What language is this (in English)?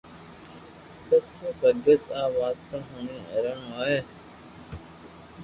Loarki